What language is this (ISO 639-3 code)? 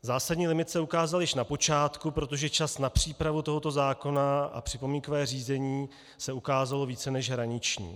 ces